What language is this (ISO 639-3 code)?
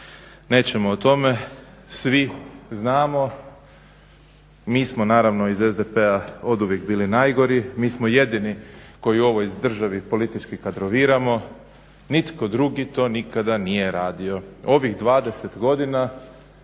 hrv